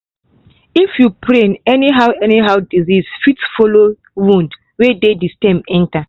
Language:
Nigerian Pidgin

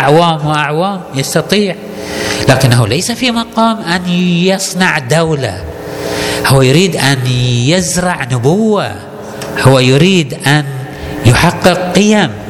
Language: Arabic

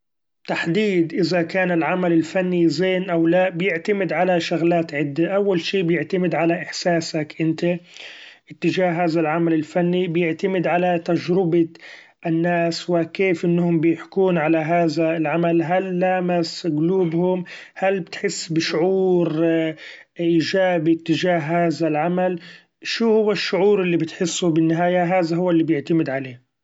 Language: Gulf Arabic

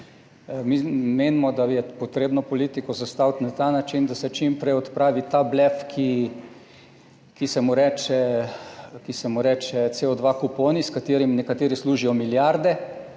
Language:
Slovenian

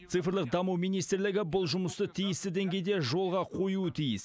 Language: Kazakh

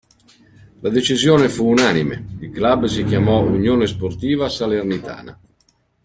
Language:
Italian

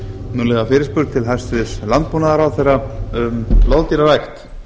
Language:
Icelandic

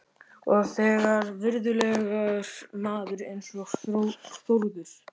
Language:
Icelandic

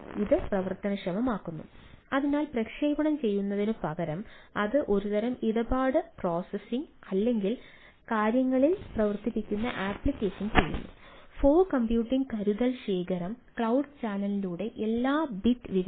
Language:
Malayalam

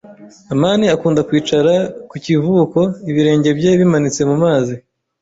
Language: Kinyarwanda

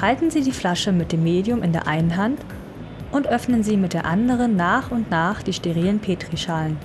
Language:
German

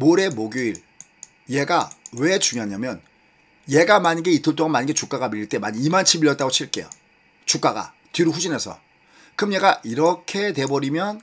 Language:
Korean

